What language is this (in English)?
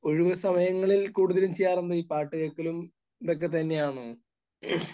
Malayalam